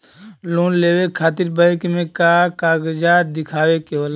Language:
Bhojpuri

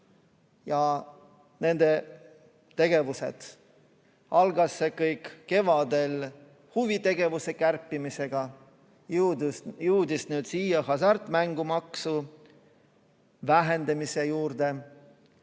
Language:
Estonian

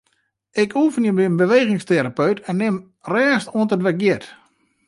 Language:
Western Frisian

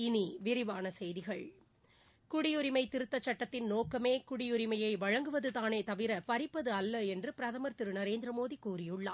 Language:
Tamil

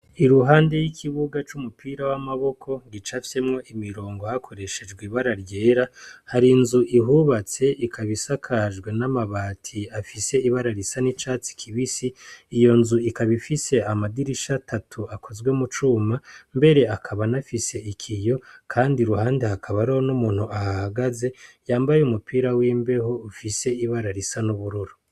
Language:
Rundi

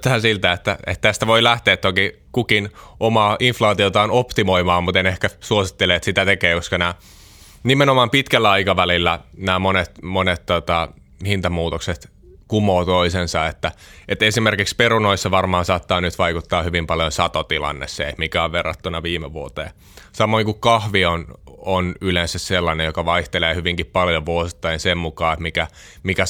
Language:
Finnish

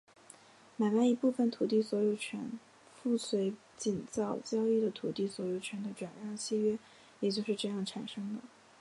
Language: Chinese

